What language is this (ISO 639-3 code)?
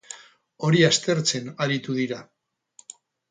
eus